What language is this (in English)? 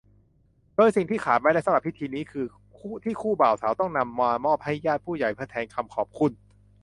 Thai